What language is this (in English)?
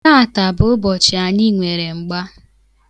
Igbo